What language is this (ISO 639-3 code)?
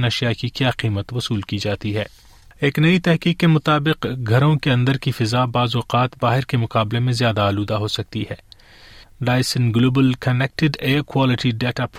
urd